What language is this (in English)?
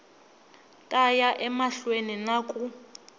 Tsonga